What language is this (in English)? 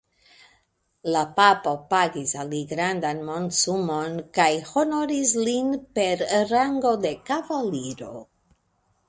Esperanto